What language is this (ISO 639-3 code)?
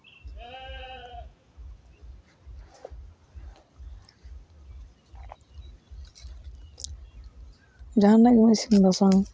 sat